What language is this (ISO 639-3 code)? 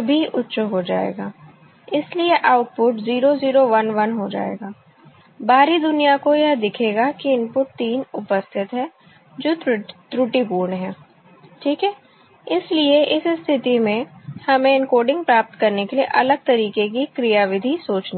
hin